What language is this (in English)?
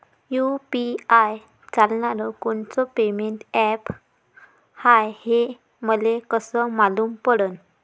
Marathi